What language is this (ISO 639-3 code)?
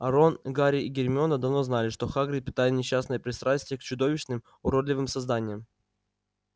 rus